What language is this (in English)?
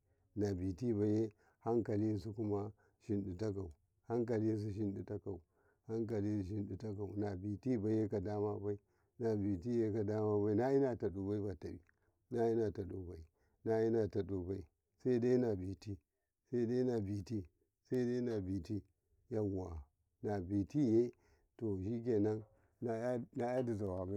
Karekare